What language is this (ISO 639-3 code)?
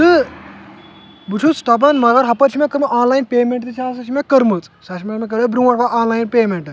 kas